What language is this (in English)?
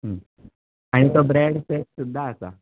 Konkani